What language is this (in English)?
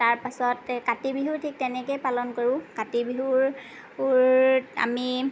Assamese